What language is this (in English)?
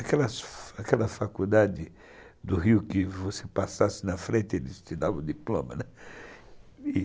Portuguese